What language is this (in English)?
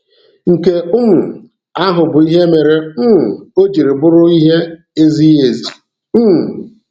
Igbo